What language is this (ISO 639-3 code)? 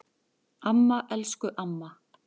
isl